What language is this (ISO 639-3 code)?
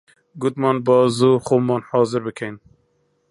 ckb